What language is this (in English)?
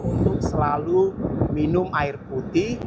Indonesian